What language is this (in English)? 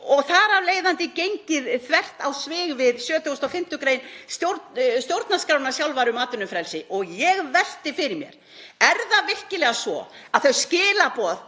Icelandic